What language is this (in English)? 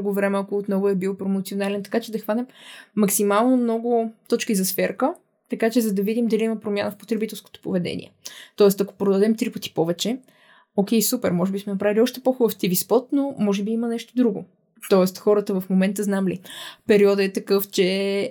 Bulgarian